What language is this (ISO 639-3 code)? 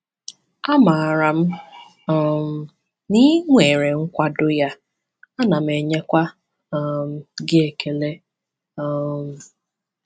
ibo